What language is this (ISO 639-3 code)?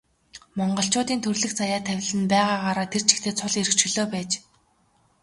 mon